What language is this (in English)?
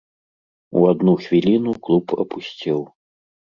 Belarusian